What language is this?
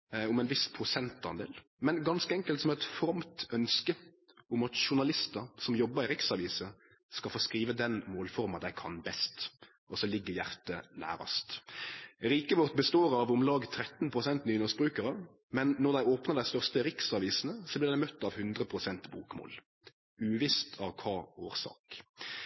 Norwegian Nynorsk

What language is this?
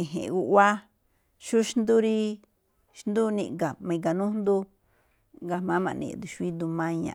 Malinaltepec Me'phaa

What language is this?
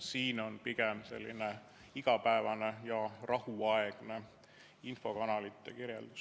Estonian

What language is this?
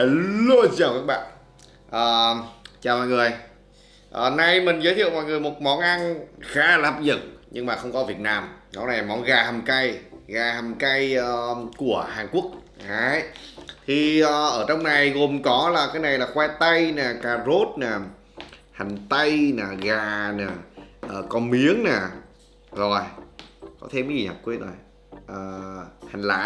Vietnamese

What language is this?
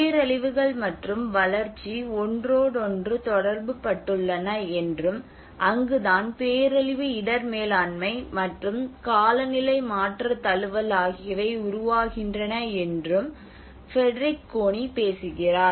Tamil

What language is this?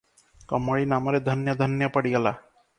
Odia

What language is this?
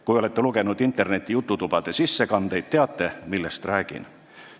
Estonian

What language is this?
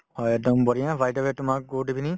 Assamese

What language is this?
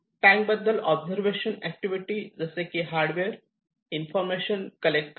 Marathi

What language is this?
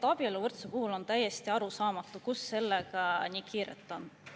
Estonian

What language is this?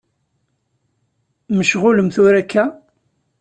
Kabyle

